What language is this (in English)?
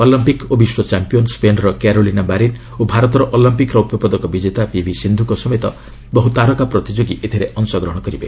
Odia